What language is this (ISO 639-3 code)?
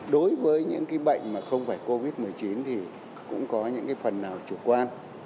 vie